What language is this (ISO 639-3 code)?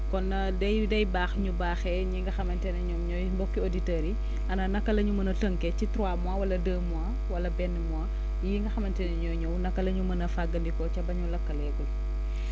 wol